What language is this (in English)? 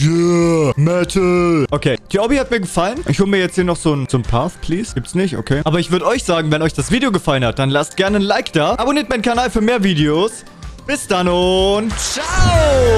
German